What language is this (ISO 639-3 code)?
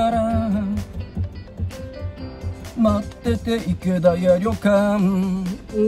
jpn